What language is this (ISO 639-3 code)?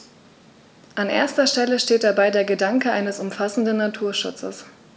deu